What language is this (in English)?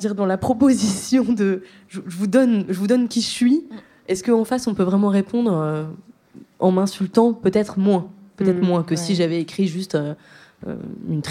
French